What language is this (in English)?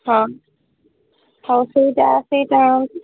Odia